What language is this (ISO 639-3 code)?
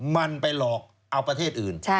tha